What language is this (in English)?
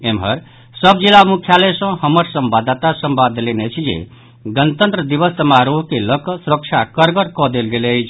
Maithili